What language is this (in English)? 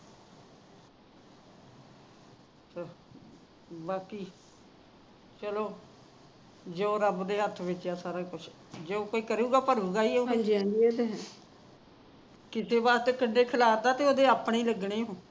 Punjabi